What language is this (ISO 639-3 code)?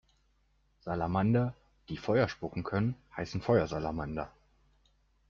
deu